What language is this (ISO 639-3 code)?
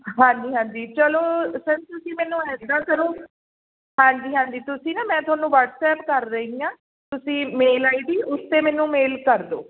pan